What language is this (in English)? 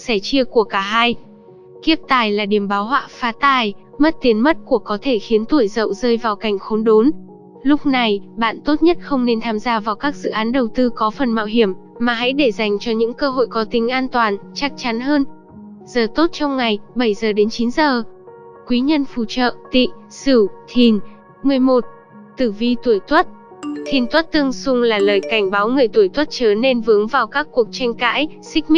Vietnamese